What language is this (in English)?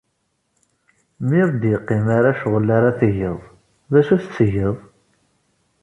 Kabyle